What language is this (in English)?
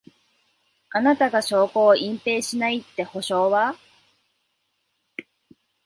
Japanese